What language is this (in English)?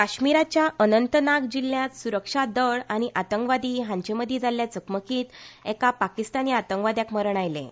Konkani